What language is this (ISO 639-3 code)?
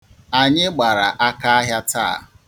ibo